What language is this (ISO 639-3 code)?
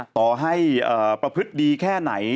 tha